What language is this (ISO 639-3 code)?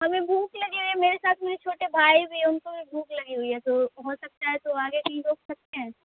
urd